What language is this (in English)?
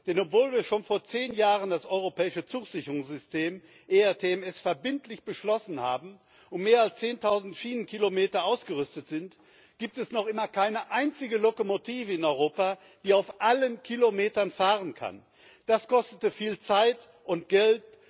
German